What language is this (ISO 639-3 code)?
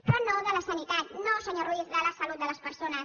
cat